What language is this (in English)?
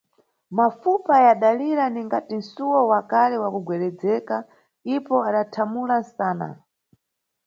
Nyungwe